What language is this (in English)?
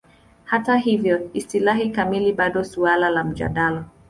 Swahili